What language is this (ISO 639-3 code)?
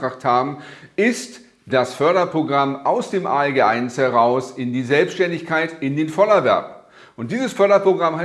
deu